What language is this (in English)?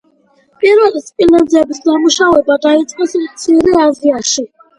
Georgian